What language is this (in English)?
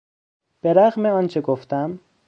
Persian